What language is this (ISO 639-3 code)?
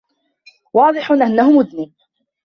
ara